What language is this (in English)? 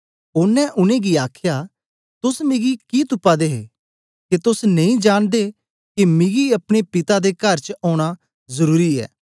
Dogri